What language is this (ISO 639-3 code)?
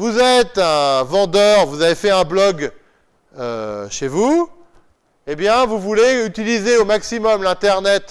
fra